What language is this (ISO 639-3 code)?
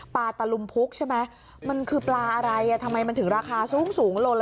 tha